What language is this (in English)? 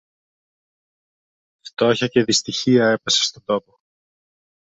Greek